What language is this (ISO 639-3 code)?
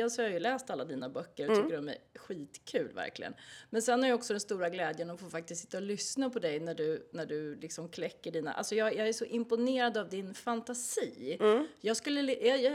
swe